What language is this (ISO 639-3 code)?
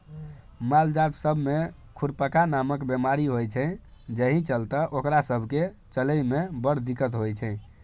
mai